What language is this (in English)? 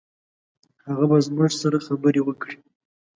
Pashto